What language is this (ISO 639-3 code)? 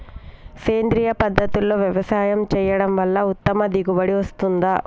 tel